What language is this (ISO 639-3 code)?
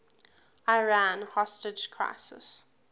eng